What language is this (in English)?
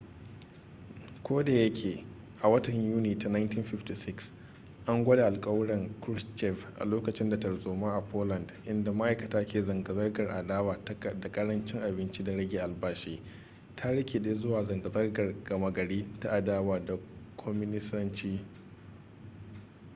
Hausa